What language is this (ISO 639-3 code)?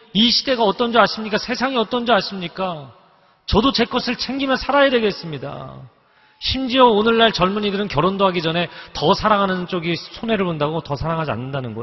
kor